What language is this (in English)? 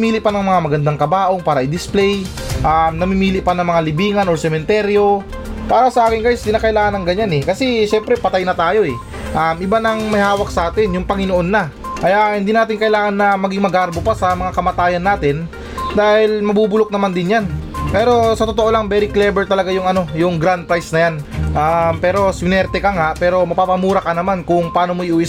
Filipino